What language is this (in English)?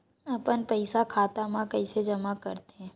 Chhattisgarhi